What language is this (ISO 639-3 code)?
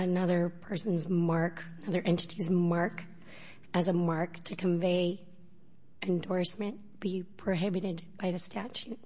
eng